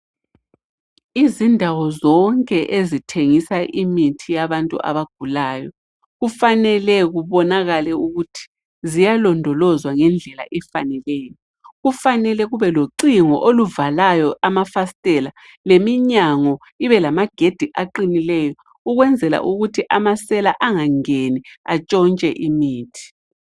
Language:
North Ndebele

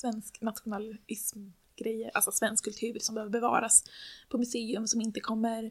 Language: Swedish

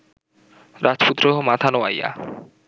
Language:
Bangla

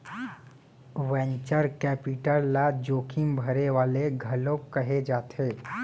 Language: Chhattisgarhi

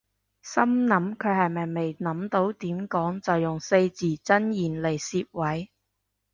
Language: Cantonese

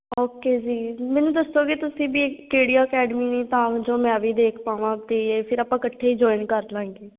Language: Punjabi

